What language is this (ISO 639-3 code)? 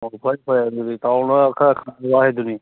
mni